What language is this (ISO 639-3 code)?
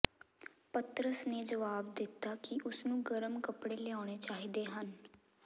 pan